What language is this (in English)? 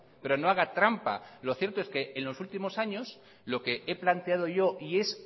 Spanish